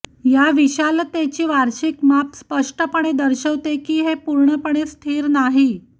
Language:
Marathi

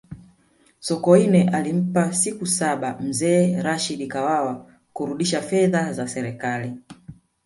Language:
Swahili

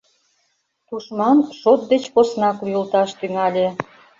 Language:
Mari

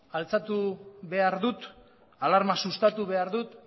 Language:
Basque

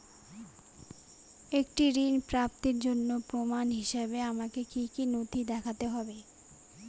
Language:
Bangla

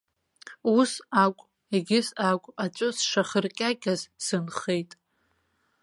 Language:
Abkhazian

